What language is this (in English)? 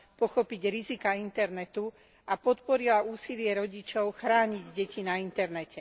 Slovak